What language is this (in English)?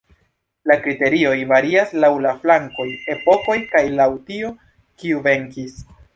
Esperanto